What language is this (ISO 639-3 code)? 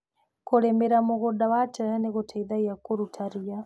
kik